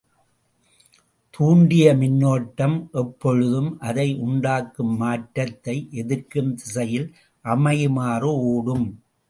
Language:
Tamil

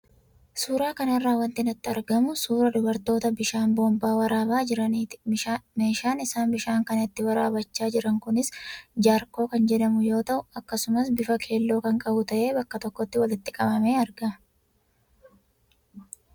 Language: Oromo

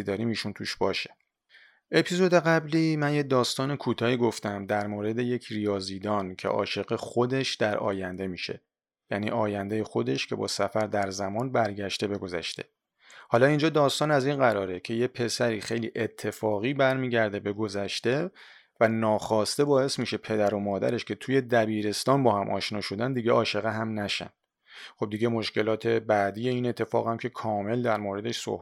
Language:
Persian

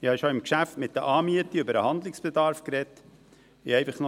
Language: Swiss German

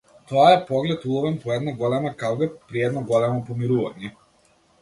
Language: Macedonian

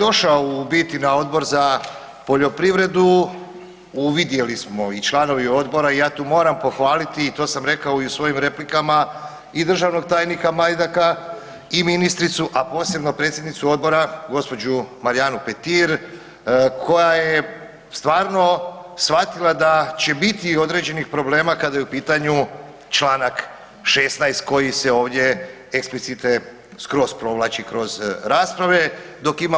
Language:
Croatian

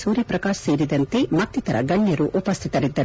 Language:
Kannada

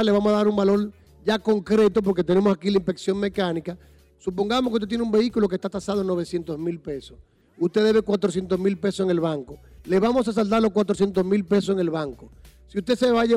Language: Spanish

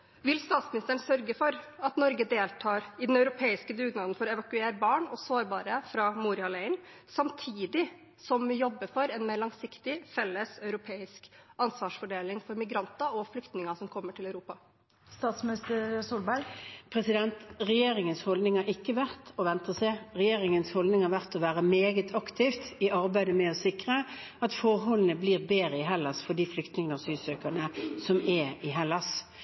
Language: Norwegian Bokmål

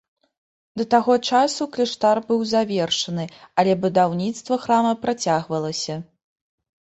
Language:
Belarusian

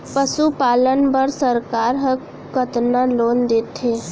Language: Chhattisgarhi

